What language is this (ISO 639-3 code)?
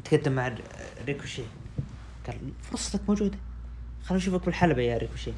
ara